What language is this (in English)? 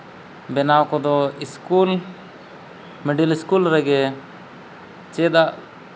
Santali